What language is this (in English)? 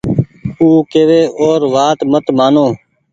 Goaria